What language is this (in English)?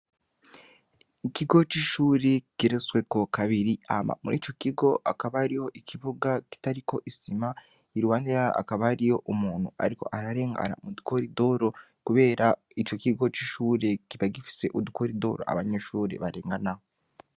Rundi